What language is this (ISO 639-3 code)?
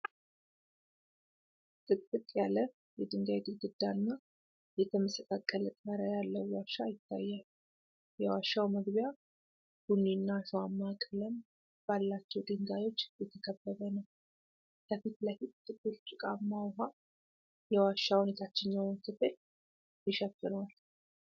amh